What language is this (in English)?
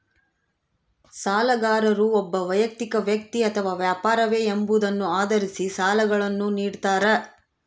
Kannada